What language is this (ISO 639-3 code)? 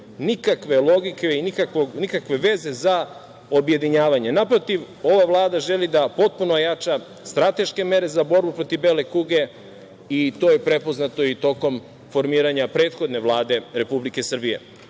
srp